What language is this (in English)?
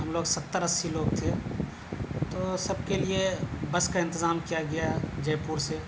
Urdu